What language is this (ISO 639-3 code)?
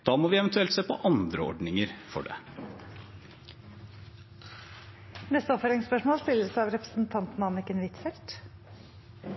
nor